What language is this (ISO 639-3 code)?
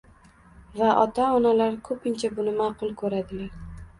uzb